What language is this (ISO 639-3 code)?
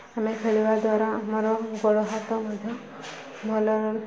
ori